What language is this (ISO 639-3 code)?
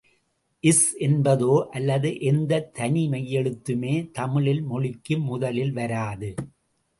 tam